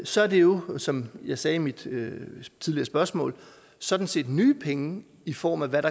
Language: Danish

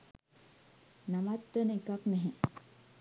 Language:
Sinhala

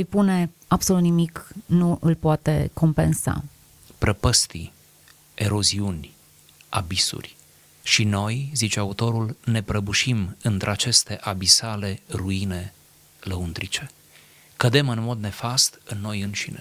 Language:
Romanian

